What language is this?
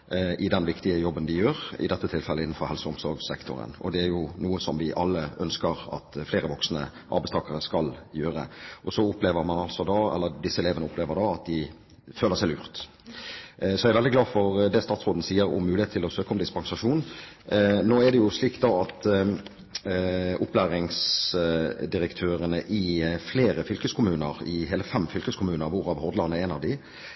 Norwegian Bokmål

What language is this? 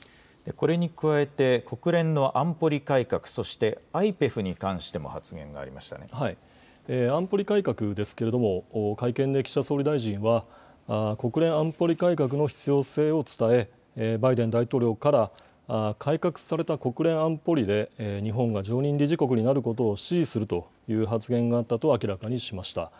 Japanese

